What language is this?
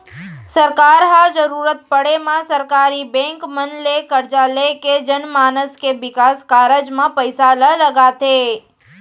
Chhattisgarhi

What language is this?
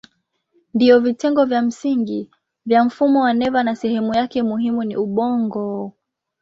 Swahili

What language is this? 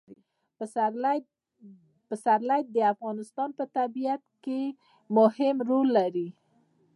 Pashto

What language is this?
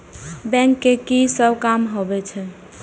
Maithili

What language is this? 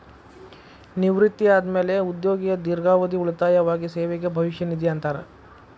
Kannada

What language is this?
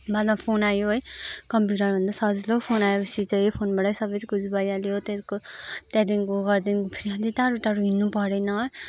Nepali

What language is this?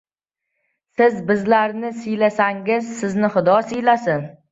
Uzbek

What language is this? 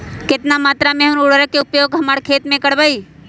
Magahi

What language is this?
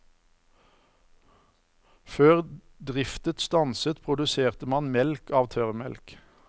Norwegian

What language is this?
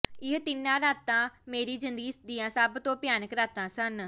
Punjabi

